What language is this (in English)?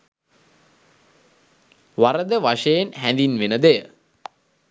Sinhala